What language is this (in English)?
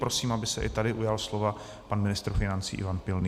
Czech